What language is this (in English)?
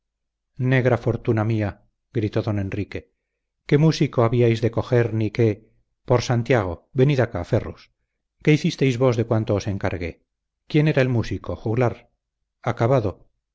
Spanish